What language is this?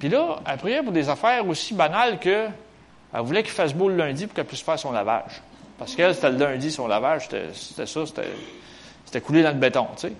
French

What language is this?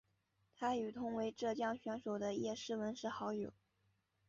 Chinese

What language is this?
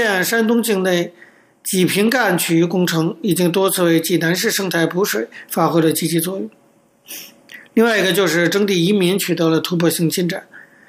Chinese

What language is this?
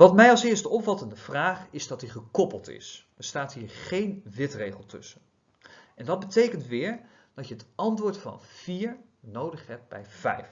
Dutch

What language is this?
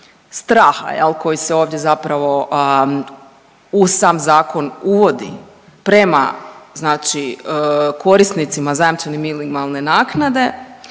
Croatian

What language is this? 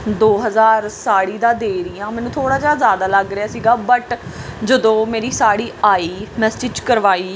Punjabi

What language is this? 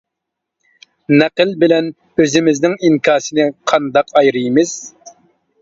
Uyghur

